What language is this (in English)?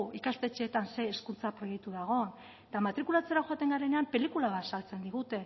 Basque